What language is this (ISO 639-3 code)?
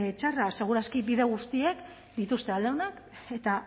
eus